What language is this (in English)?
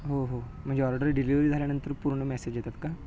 Marathi